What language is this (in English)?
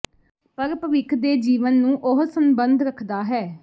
Punjabi